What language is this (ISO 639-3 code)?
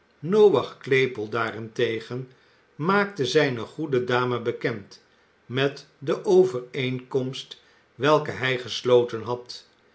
nld